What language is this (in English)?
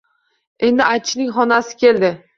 Uzbek